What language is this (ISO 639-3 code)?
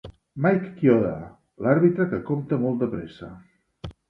cat